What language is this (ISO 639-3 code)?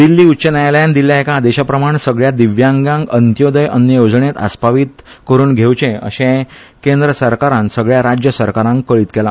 kok